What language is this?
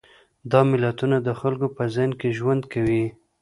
Pashto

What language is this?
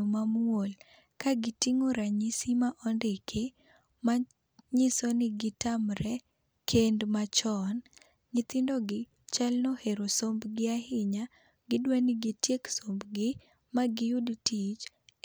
Luo (Kenya and Tanzania)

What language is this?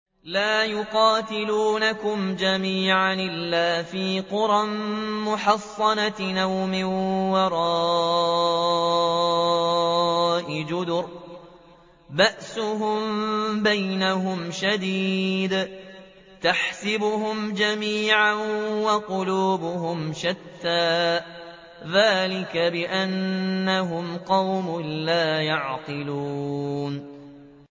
Arabic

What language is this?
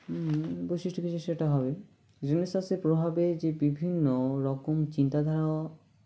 Bangla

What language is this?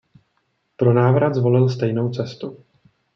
Czech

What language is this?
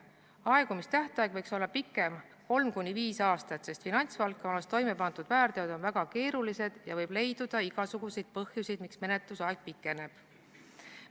Estonian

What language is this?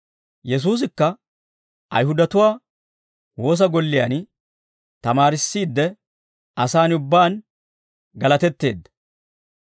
Dawro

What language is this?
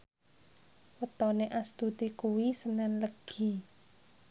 Javanese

